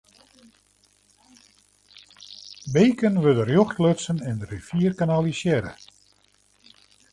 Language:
Western Frisian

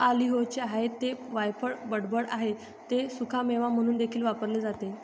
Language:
Marathi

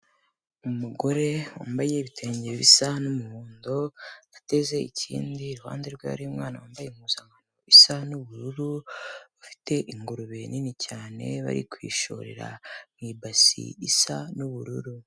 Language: Kinyarwanda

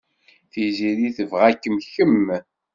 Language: Kabyle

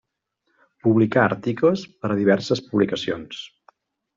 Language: Catalan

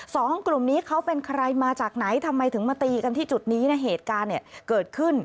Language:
Thai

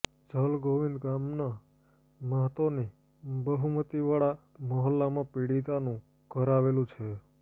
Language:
Gujarati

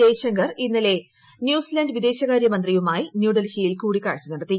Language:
Malayalam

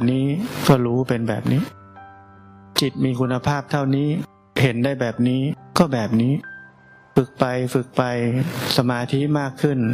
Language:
Thai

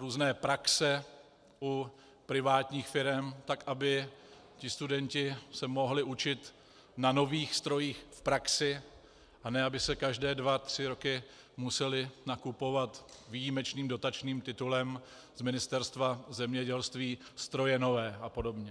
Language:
Czech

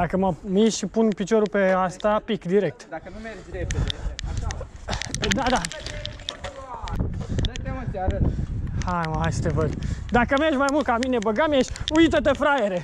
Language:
Romanian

